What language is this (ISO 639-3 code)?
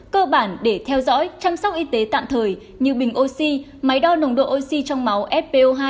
vie